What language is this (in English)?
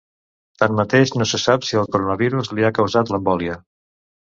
Catalan